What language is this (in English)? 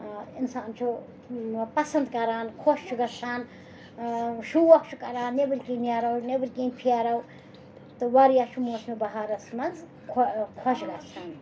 Kashmiri